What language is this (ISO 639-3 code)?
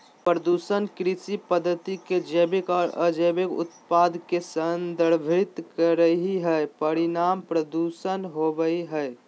mag